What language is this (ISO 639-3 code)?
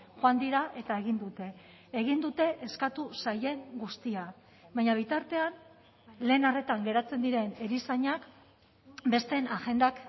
eus